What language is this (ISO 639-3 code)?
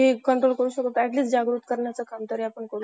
mar